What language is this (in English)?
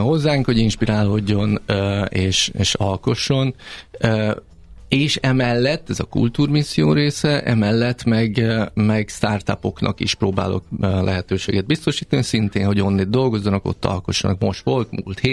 Hungarian